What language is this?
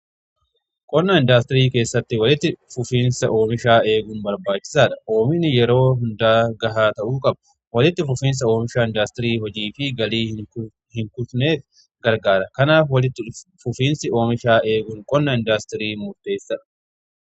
Oromo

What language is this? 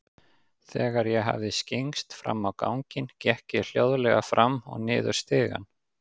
Icelandic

